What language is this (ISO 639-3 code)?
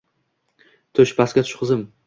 uzb